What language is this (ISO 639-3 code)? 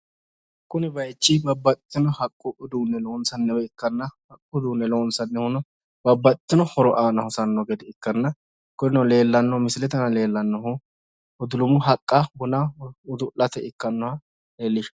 sid